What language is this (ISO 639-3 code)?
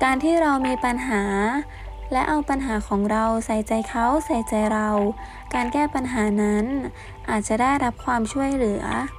tha